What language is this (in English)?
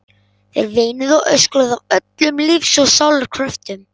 Icelandic